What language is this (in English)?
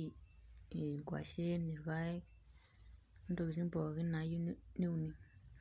Masai